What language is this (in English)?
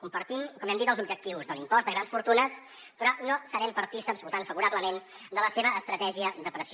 Catalan